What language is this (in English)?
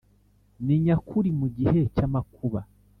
Kinyarwanda